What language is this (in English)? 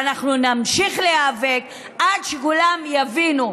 Hebrew